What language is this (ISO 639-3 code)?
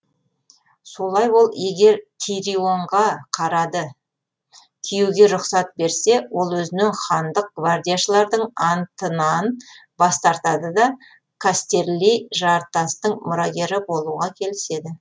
kaz